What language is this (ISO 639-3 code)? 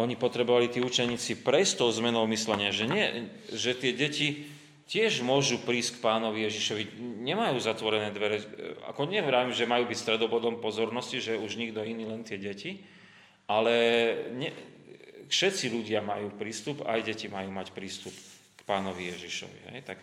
slk